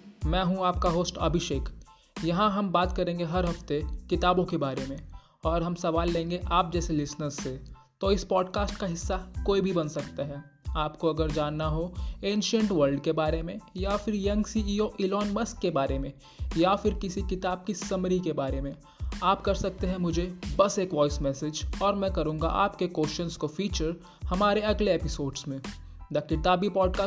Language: Hindi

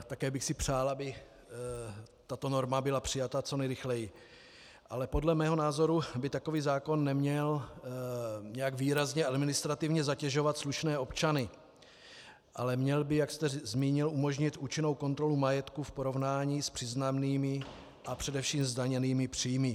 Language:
Czech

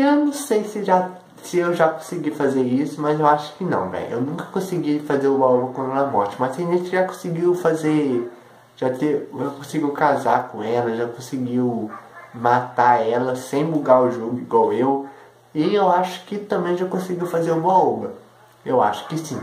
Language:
Portuguese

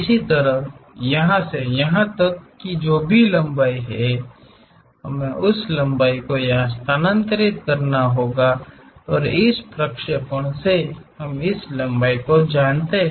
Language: Hindi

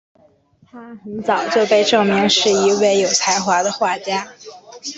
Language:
Chinese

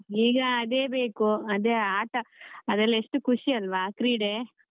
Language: Kannada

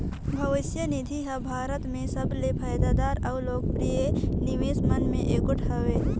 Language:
Chhattisgarhi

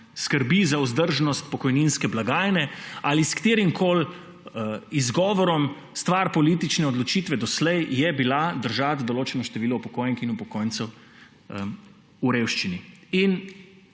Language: Slovenian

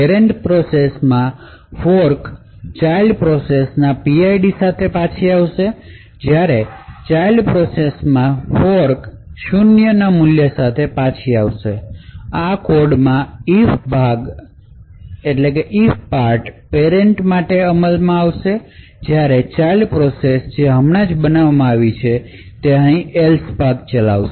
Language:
Gujarati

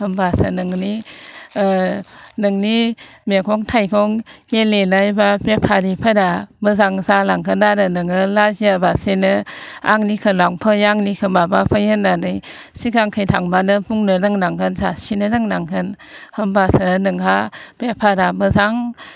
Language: Bodo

